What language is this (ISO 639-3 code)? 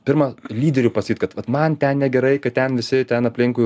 lit